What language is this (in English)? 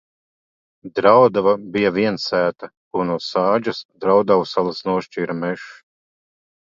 Latvian